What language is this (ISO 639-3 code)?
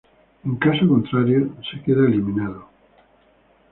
spa